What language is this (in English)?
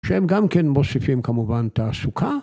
Hebrew